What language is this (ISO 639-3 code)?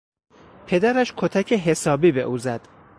fas